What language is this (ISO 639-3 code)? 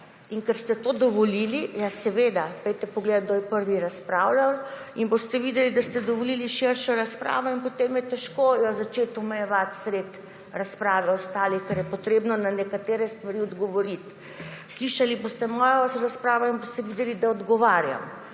slv